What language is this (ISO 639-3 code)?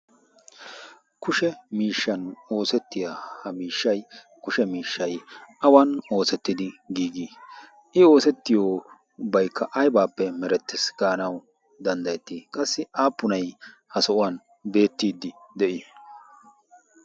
wal